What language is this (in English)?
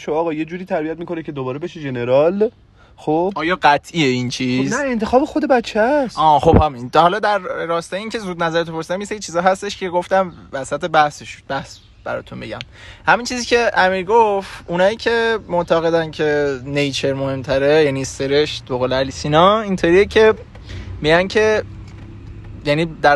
Persian